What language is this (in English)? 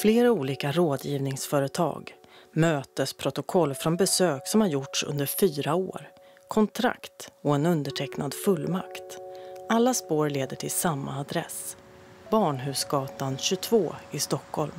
Swedish